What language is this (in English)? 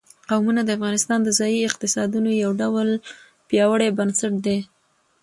Pashto